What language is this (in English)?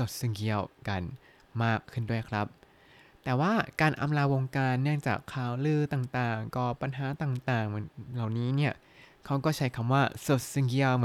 Thai